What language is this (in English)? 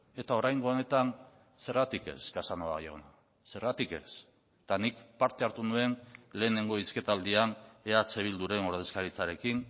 Basque